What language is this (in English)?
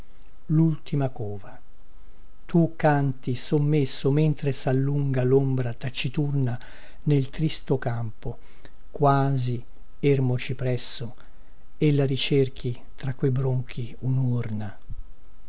Italian